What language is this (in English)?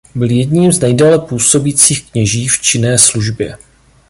Czech